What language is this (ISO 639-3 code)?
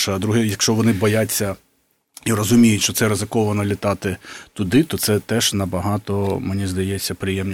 ukr